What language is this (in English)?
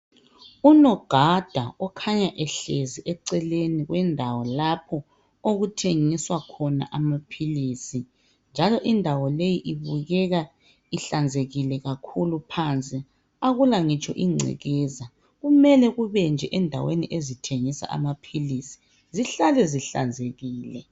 North Ndebele